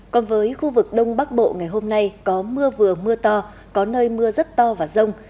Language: Vietnamese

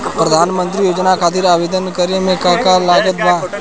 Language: Bhojpuri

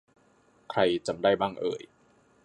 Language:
Thai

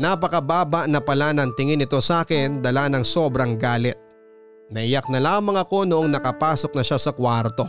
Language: Filipino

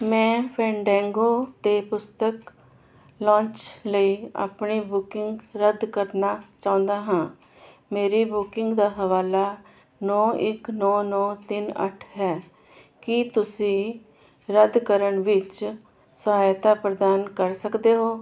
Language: Punjabi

